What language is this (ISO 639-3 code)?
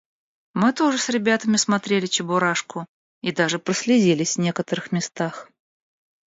rus